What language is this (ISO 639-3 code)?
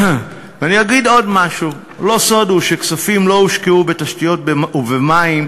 heb